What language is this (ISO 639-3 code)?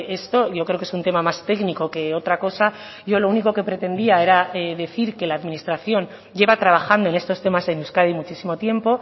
spa